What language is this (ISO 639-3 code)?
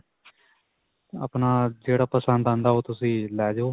pan